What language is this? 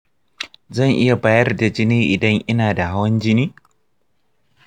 Hausa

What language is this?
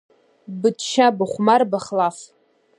Abkhazian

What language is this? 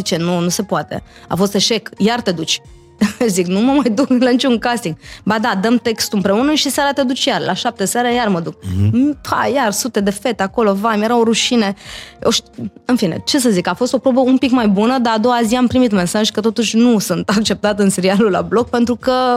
Romanian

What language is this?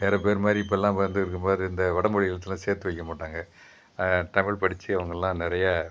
Tamil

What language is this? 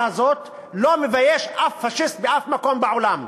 Hebrew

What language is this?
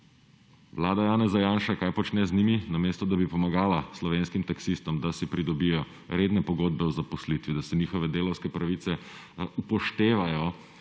Slovenian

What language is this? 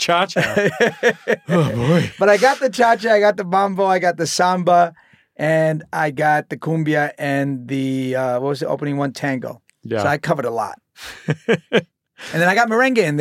English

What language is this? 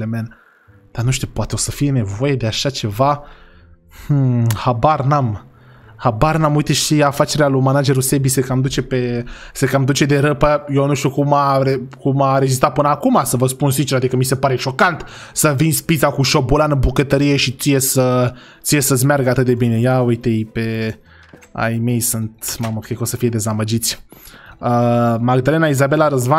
Romanian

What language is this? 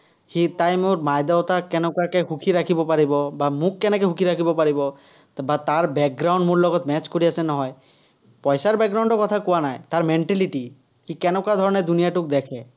Assamese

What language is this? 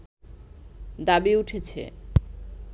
Bangla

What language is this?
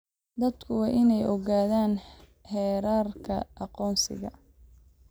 Somali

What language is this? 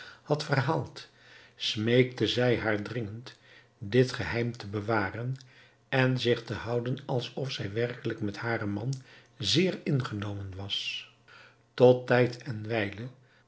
Dutch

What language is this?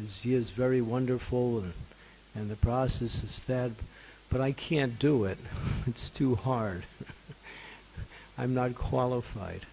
English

